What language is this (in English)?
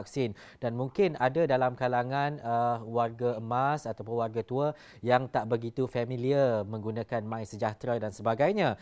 Malay